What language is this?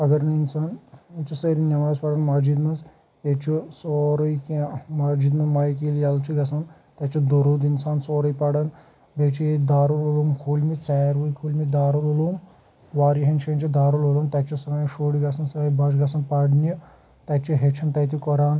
Kashmiri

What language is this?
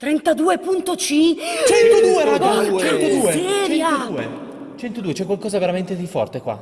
Italian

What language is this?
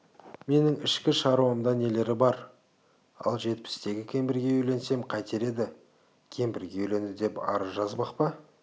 Kazakh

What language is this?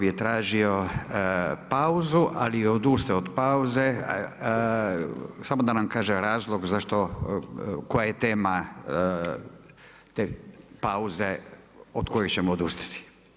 Croatian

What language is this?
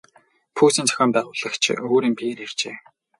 Mongolian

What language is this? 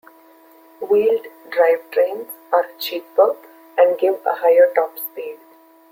English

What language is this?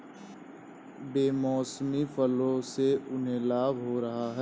Hindi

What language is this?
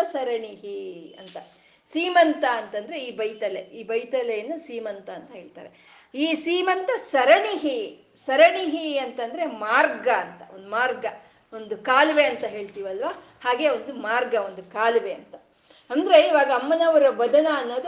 Kannada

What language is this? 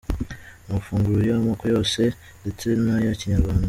Kinyarwanda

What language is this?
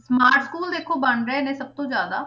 Punjabi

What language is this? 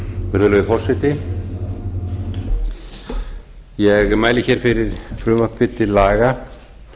Icelandic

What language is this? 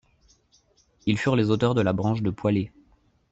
French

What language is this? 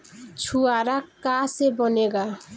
Bhojpuri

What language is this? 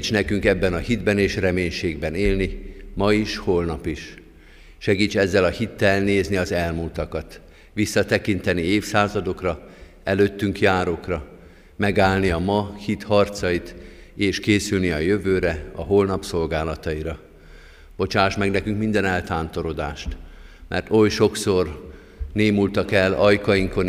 Hungarian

